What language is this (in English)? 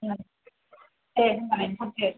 Bodo